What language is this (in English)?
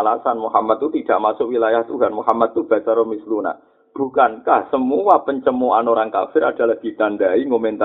Indonesian